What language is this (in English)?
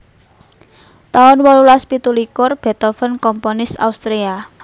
Javanese